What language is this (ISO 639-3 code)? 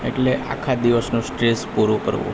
guj